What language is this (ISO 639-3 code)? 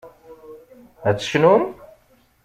kab